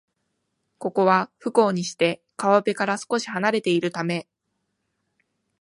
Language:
Japanese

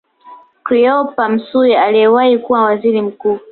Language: Swahili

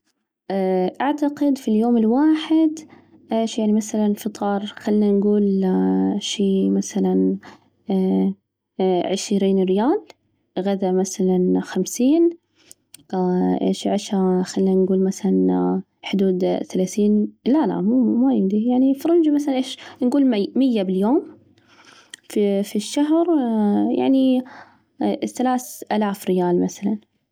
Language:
Najdi Arabic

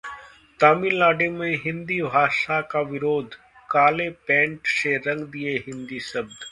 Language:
Hindi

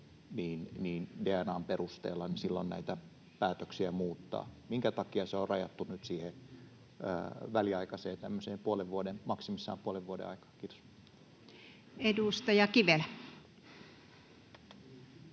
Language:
Finnish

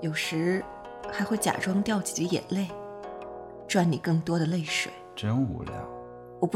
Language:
Chinese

